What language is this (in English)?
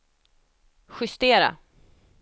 Swedish